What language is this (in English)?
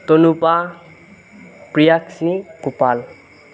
Assamese